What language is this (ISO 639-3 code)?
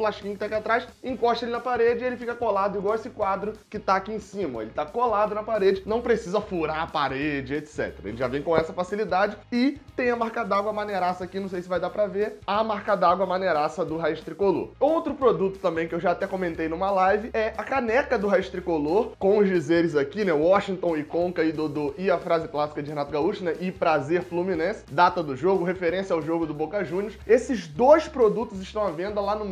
por